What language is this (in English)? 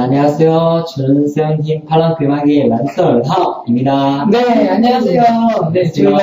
Korean